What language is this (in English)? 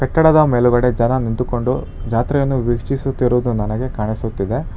Kannada